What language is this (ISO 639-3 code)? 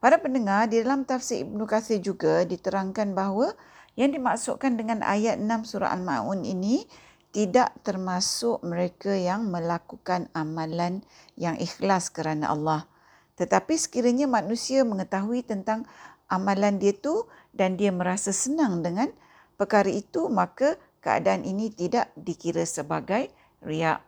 msa